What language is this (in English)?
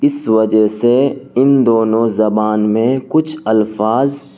Urdu